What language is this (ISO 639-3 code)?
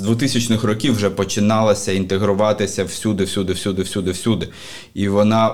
ukr